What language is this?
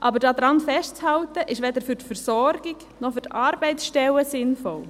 Swiss German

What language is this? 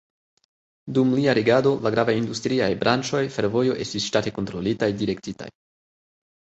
Esperanto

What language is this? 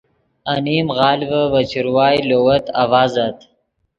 Yidgha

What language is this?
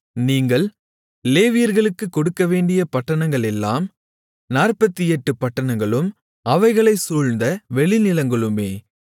Tamil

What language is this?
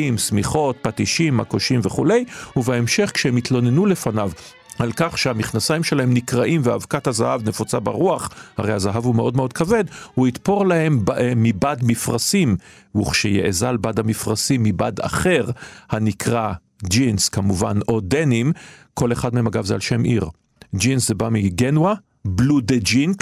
Hebrew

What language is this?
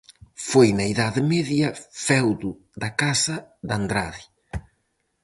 Galician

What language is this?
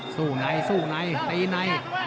Thai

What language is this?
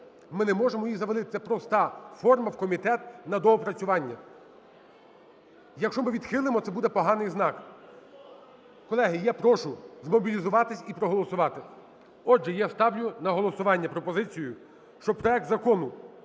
Ukrainian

